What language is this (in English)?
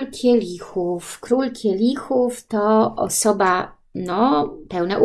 Polish